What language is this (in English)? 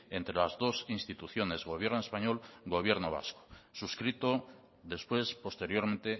Spanish